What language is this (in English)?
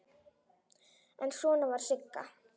Icelandic